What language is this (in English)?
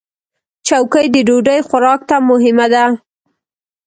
Pashto